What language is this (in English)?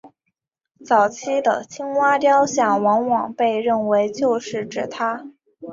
Chinese